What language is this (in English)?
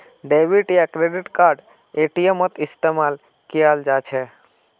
Magahi